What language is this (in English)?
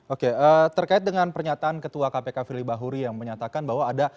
Indonesian